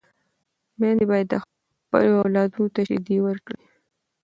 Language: Pashto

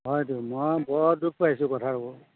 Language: Assamese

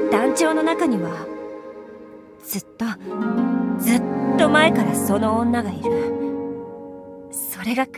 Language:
Japanese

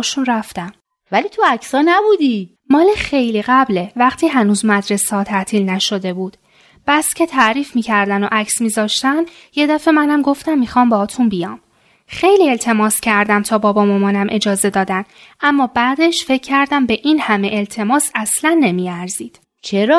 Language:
Persian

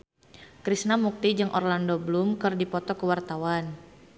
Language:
Sundanese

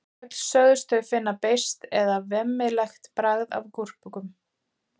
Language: Icelandic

